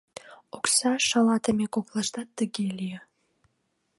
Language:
Mari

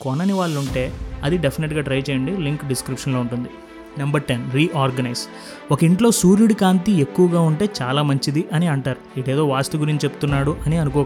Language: Telugu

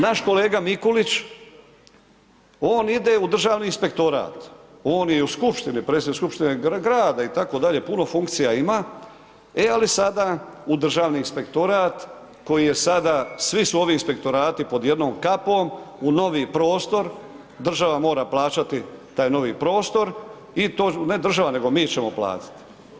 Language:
Croatian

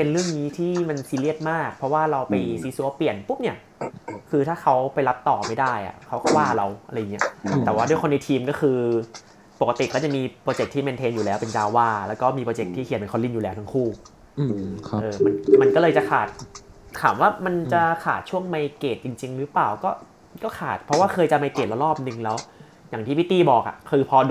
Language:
Thai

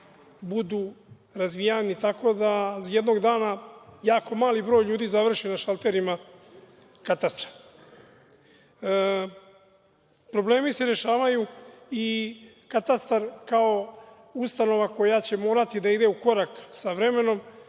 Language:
Serbian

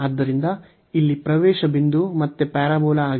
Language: Kannada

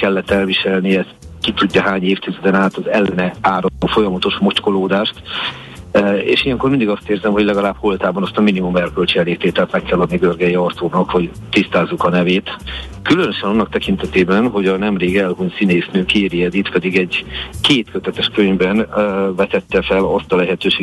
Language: Hungarian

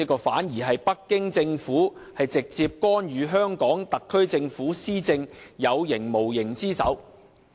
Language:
Cantonese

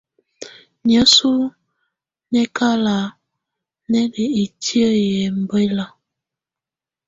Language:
Tunen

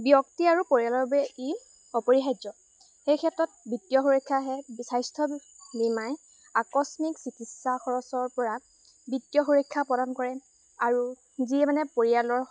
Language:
Assamese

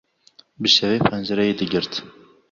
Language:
Kurdish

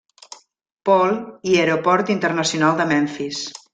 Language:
Catalan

